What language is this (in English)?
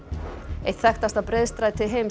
Icelandic